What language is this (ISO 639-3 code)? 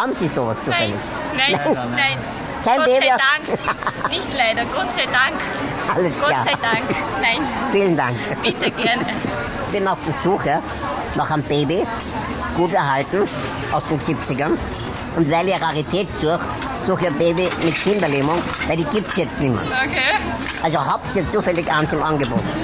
deu